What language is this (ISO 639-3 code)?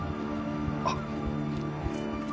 jpn